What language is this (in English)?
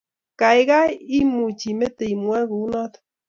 Kalenjin